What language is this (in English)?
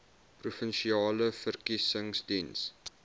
Afrikaans